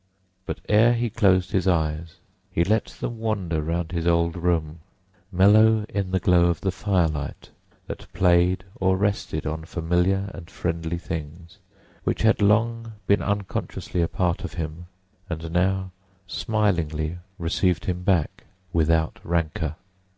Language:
English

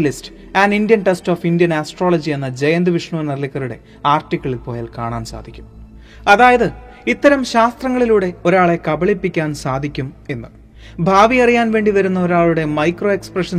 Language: Malayalam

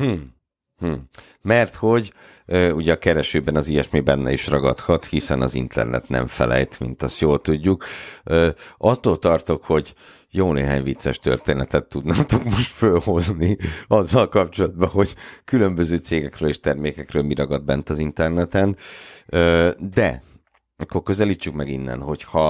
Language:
Hungarian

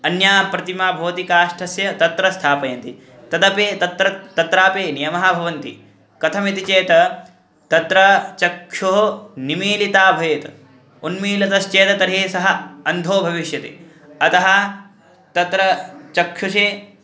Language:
Sanskrit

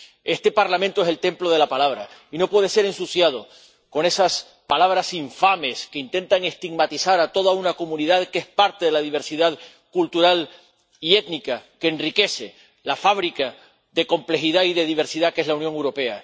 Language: Spanish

